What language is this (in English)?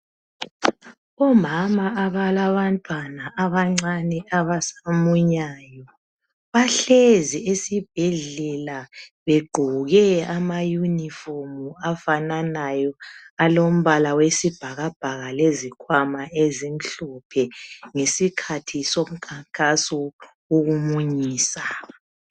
North Ndebele